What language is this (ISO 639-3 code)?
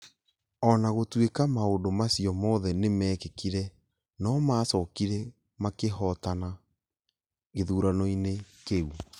kik